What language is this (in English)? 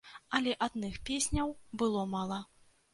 Belarusian